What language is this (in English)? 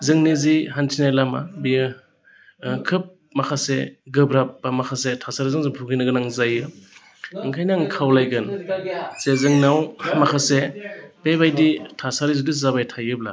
Bodo